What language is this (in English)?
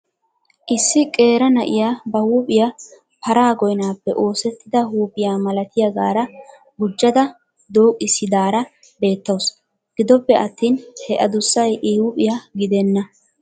Wolaytta